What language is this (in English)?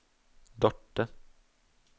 Norwegian